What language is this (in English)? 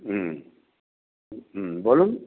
Bangla